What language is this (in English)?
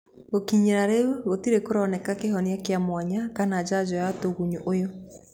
Kikuyu